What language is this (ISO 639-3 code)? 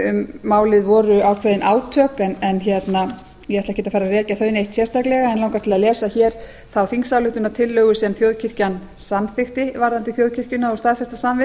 isl